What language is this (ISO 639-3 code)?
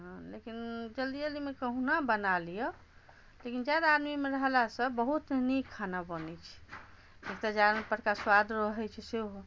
mai